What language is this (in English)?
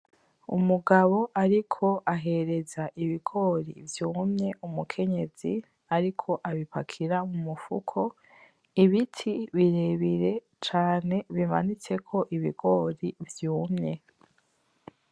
Rundi